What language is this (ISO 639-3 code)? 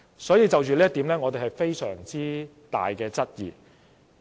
yue